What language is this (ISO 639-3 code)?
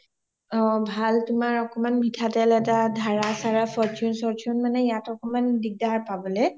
asm